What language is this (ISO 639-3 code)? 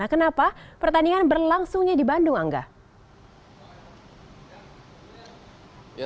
ind